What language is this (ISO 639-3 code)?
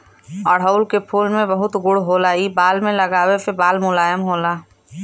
bho